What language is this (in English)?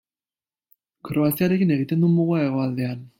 Basque